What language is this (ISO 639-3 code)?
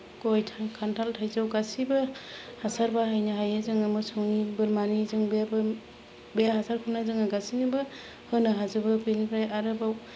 brx